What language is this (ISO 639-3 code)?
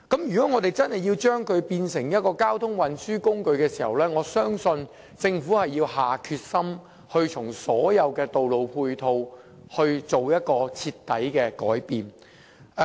yue